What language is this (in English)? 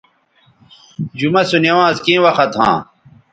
Bateri